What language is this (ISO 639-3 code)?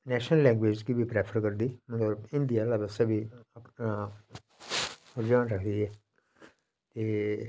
doi